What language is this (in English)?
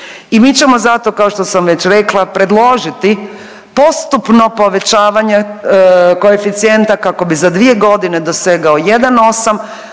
Croatian